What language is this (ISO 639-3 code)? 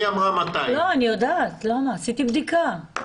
heb